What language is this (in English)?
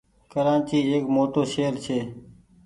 Goaria